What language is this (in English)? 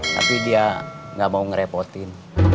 Indonesian